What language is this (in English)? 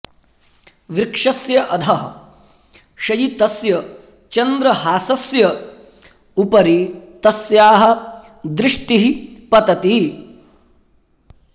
Sanskrit